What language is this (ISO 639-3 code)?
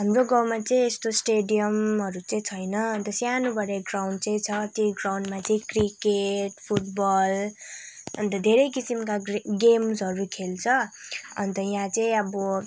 nep